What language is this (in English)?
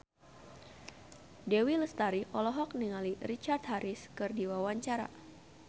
Sundanese